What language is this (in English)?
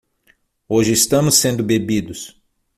Portuguese